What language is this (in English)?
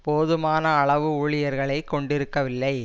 Tamil